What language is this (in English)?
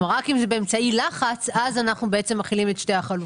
Hebrew